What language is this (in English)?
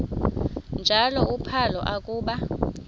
Xhosa